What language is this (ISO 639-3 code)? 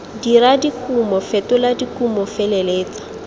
tsn